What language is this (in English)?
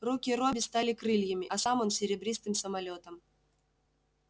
Russian